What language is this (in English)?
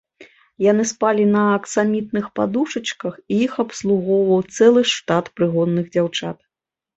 Belarusian